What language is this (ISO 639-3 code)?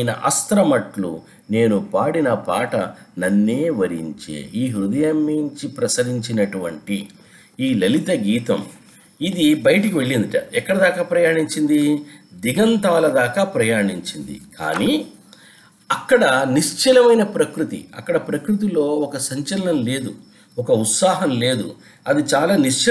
tel